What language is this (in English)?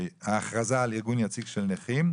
Hebrew